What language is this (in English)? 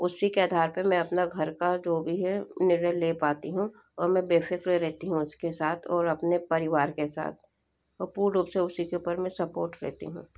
Hindi